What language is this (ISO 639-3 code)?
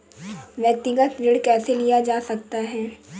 hin